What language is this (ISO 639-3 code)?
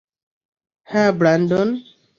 ben